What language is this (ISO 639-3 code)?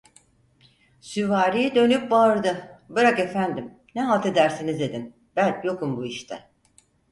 tur